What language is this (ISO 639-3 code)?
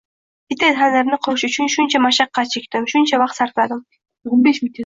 uzb